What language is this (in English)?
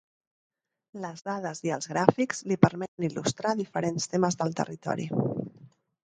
Catalan